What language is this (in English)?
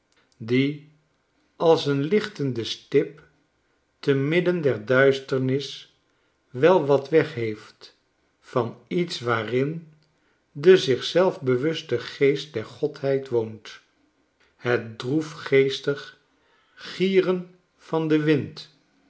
Dutch